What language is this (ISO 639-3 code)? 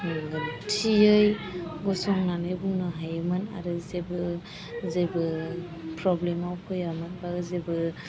brx